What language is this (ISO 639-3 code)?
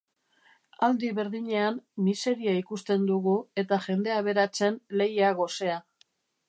eus